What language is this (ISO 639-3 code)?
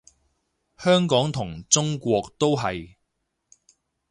yue